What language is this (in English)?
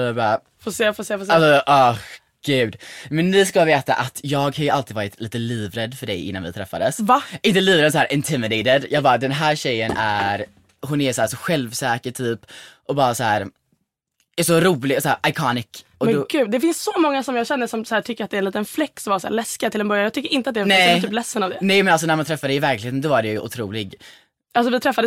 Swedish